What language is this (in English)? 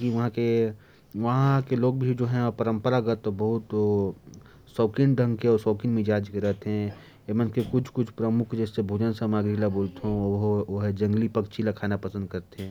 Korwa